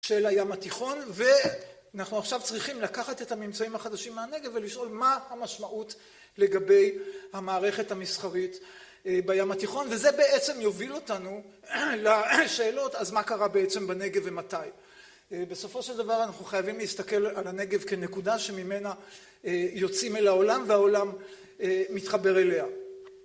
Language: Hebrew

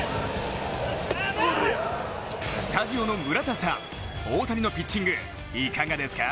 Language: Japanese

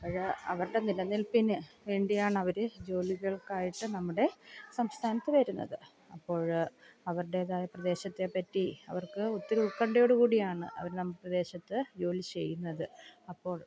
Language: Malayalam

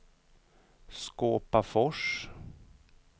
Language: Swedish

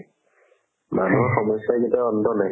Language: Assamese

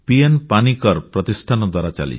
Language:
Odia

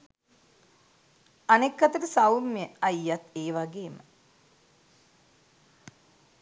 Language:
Sinhala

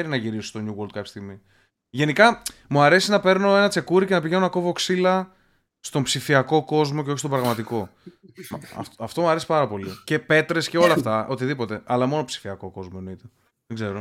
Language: Greek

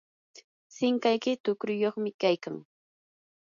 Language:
Yanahuanca Pasco Quechua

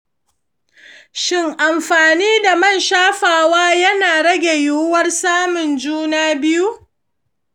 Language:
Hausa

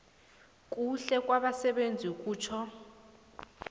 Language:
South Ndebele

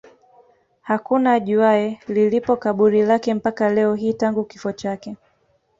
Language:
Swahili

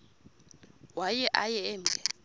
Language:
Xhosa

